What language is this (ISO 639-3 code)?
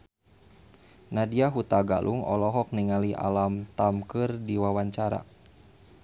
sun